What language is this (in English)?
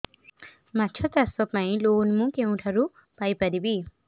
Odia